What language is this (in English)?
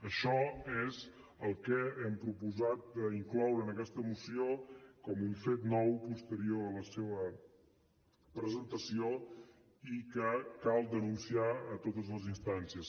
Catalan